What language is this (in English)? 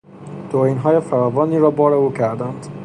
Persian